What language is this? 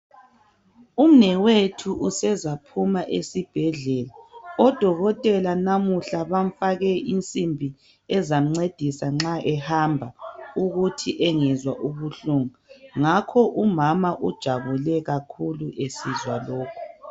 North Ndebele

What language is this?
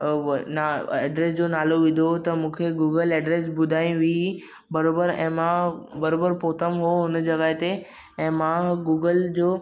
Sindhi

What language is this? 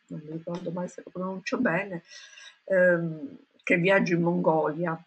Italian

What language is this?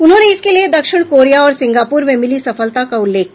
Hindi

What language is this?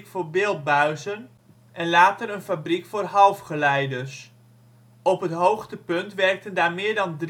Dutch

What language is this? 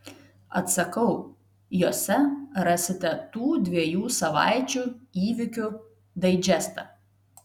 Lithuanian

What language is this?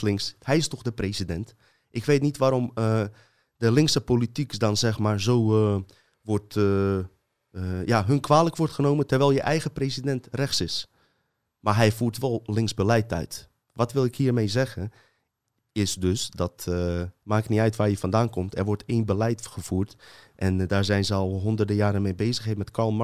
Dutch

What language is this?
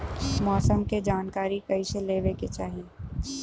Bhojpuri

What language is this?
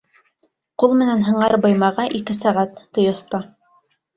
Bashkir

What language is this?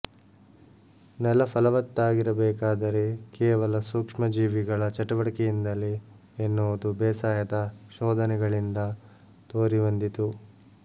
Kannada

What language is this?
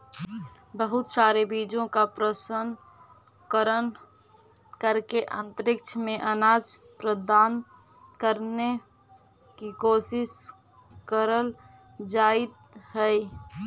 Magahi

